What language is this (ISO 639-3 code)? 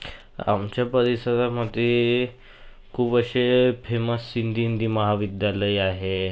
mar